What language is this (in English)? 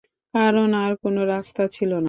Bangla